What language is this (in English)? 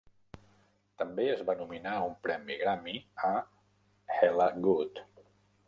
Catalan